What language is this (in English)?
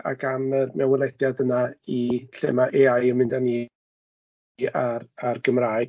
Welsh